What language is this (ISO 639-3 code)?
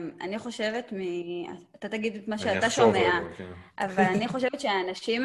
heb